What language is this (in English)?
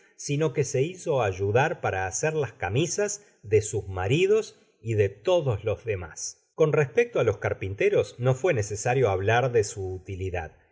Spanish